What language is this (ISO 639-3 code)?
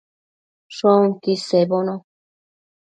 mcf